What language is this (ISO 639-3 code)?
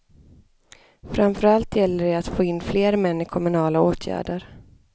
swe